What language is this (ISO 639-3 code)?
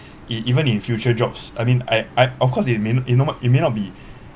eng